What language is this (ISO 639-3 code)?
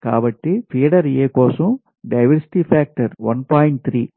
tel